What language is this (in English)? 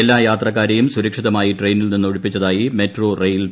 Malayalam